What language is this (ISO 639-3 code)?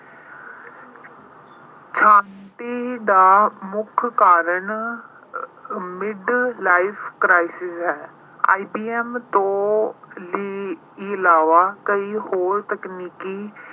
pan